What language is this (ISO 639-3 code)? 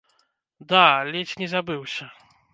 bel